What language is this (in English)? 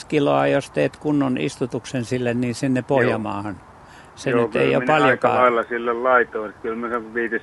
Finnish